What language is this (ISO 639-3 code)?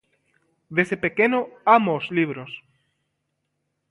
glg